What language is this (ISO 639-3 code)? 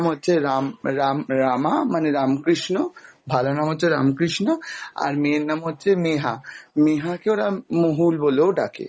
ben